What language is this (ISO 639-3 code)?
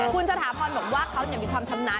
tha